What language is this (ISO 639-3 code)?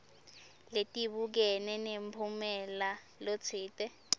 ssw